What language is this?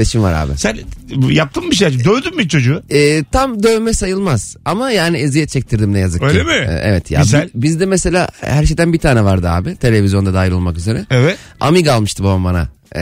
Turkish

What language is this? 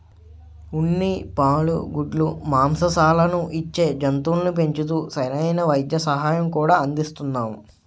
Telugu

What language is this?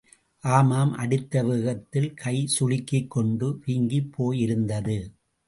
Tamil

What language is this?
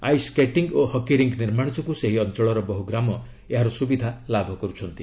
Odia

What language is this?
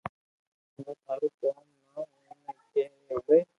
Loarki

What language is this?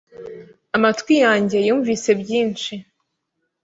Kinyarwanda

